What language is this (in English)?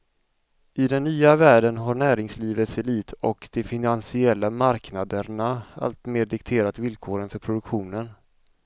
Swedish